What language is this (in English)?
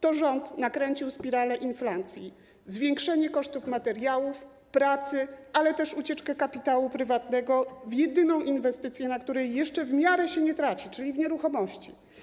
Polish